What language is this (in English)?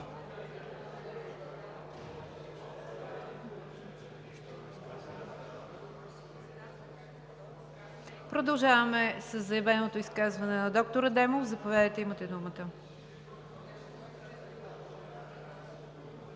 Bulgarian